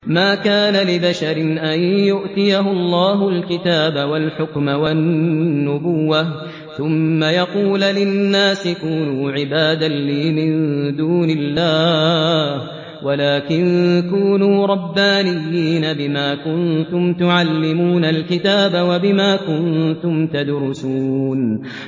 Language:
Arabic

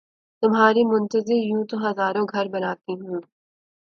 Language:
Urdu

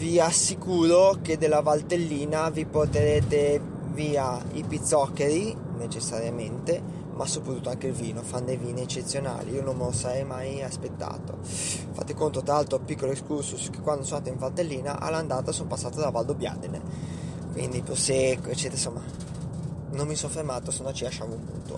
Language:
Italian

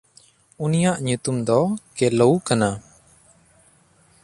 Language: Santali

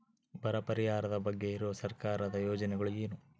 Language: Kannada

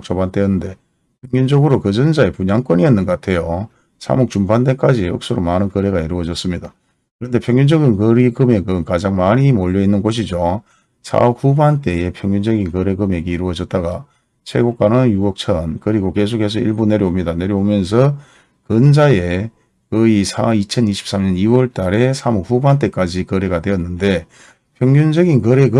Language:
Korean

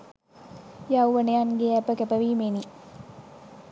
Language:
Sinhala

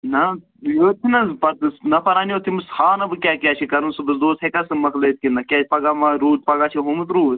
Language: Kashmiri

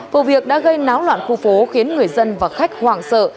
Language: Vietnamese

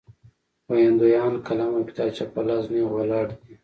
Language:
Pashto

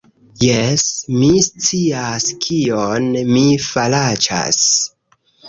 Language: Esperanto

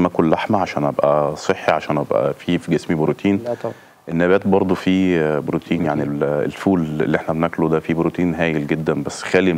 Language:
Arabic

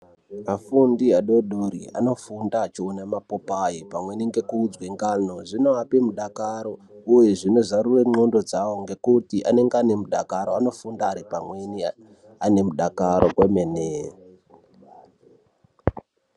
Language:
Ndau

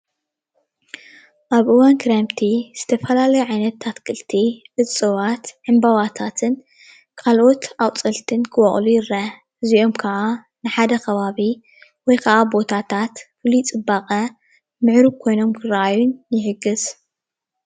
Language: Tigrinya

